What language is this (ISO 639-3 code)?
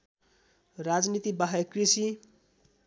nep